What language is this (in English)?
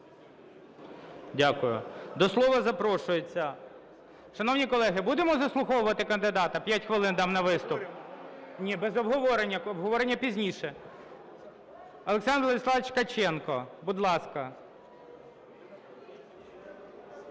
Ukrainian